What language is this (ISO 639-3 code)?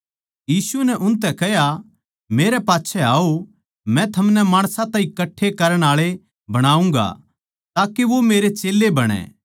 bgc